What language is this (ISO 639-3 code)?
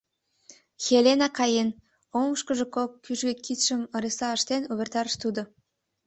chm